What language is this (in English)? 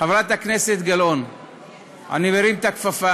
Hebrew